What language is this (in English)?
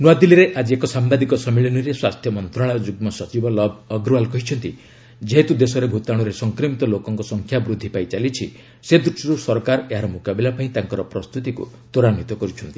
Odia